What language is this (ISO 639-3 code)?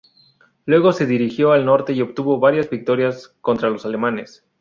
spa